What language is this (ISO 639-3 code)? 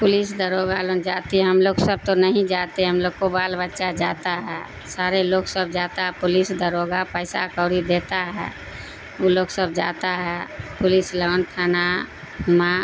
urd